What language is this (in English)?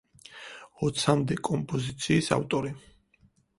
Georgian